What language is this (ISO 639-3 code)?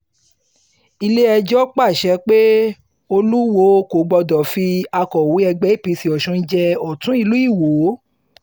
yor